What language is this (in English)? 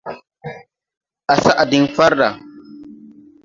Tupuri